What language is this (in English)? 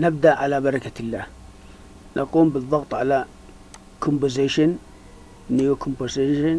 Arabic